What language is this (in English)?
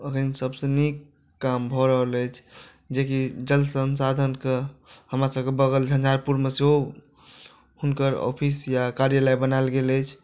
Maithili